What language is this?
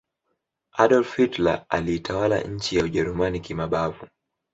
Swahili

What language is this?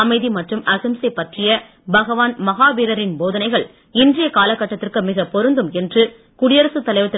Tamil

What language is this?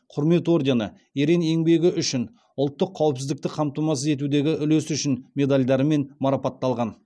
Kazakh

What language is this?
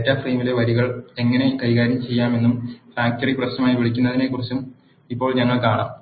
Malayalam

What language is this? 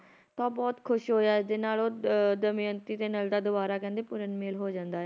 Punjabi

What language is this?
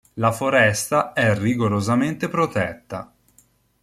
Italian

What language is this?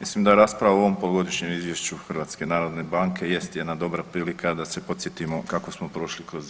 Croatian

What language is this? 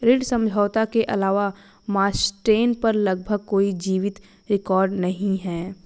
Hindi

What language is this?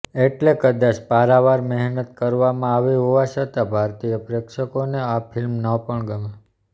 Gujarati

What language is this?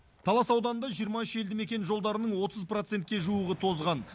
Kazakh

